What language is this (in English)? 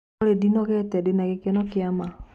Kikuyu